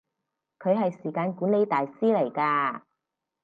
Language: Cantonese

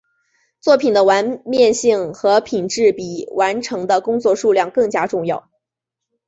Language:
Chinese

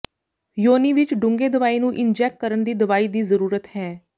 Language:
Punjabi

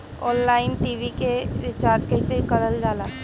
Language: Bhojpuri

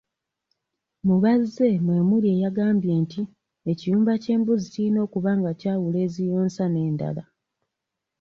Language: Ganda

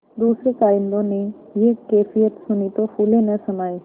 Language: Hindi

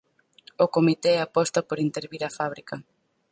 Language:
Galician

